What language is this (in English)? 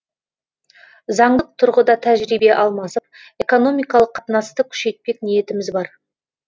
Kazakh